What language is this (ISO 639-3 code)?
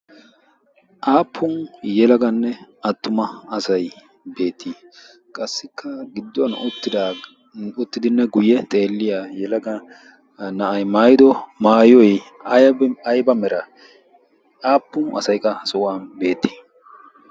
wal